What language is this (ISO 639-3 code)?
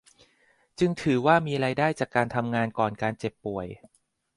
tha